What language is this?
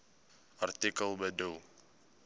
Afrikaans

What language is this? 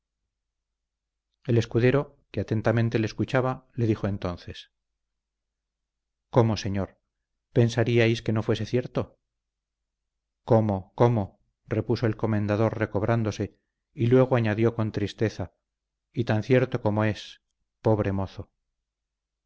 Spanish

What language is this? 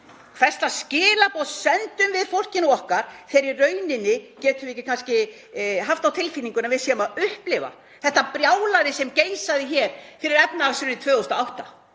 Icelandic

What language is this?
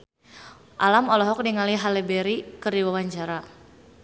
Sundanese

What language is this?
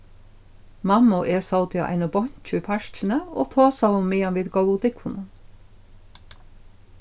Faroese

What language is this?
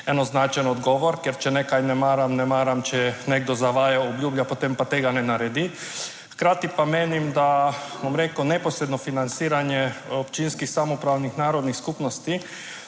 Slovenian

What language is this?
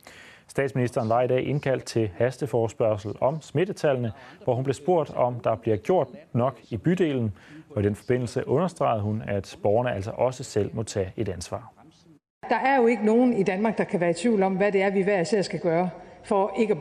Danish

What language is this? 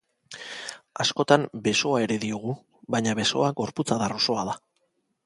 Basque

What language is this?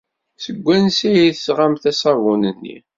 Kabyle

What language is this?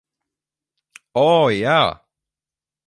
Latvian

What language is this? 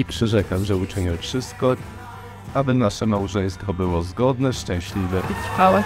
Polish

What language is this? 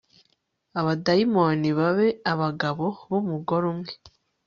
Kinyarwanda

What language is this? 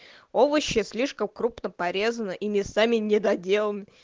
Russian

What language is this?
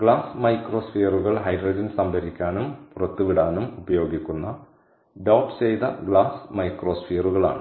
Malayalam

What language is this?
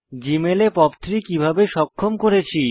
Bangla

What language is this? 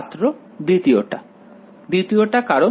Bangla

